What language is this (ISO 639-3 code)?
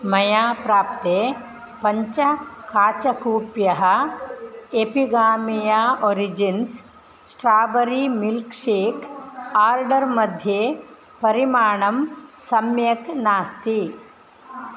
san